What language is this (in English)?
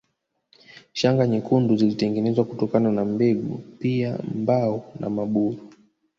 Swahili